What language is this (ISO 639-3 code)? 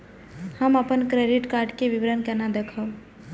mai